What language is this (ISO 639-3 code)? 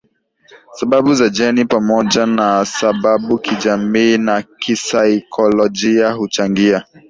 swa